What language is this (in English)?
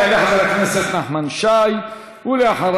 Hebrew